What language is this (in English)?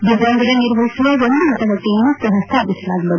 Kannada